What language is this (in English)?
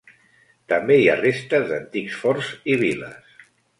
Catalan